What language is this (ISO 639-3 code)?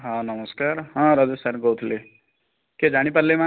ori